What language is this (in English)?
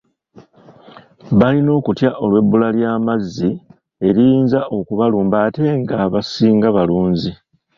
Ganda